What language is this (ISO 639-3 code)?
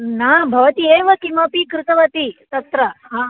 san